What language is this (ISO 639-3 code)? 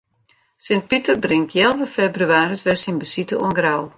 fry